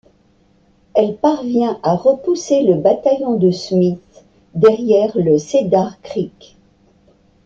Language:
French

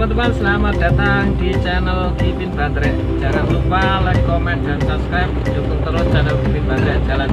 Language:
Indonesian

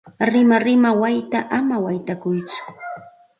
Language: Santa Ana de Tusi Pasco Quechua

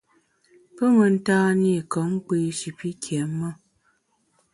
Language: Bamun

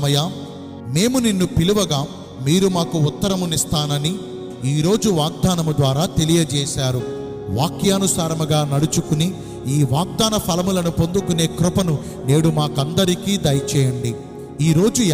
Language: Telugu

